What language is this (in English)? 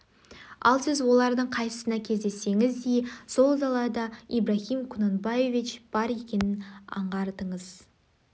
Kazakh